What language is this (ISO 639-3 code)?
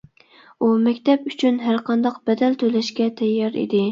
uig